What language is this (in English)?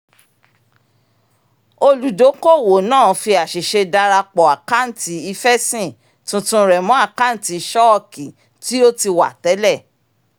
Yoruba